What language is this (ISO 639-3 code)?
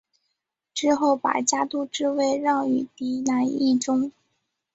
zho